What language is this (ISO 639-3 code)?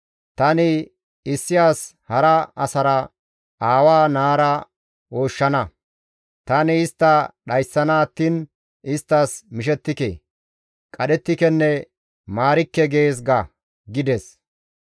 gmv